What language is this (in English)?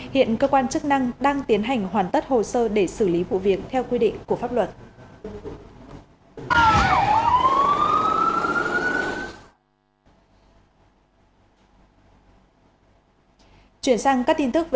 Vietnamese